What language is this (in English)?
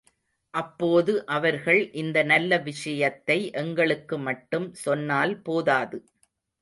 Tamil